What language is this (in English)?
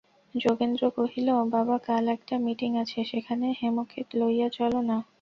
Bangla